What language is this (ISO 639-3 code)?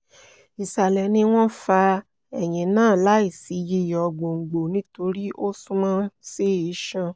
yor